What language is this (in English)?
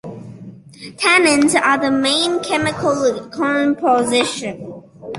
English